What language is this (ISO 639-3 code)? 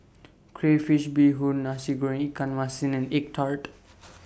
eng